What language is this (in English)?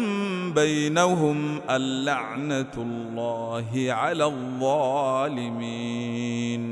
Arabic